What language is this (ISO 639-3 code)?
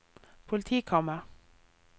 nor